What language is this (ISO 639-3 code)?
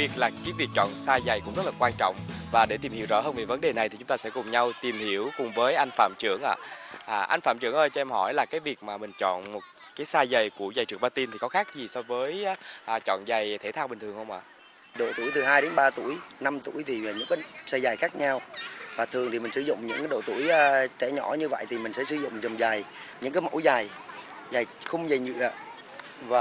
vie